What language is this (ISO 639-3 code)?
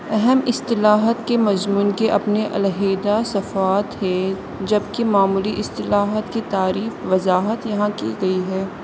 urd